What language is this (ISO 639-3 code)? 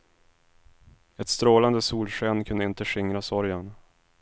swe